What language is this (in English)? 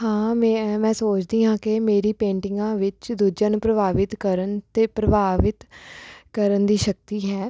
Punjabi